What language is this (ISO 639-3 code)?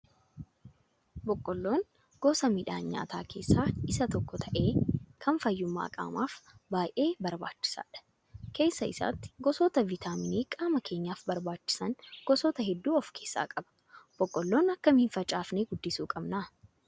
orm